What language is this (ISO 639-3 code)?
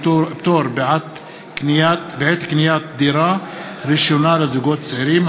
heb